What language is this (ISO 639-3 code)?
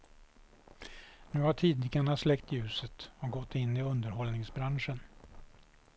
swe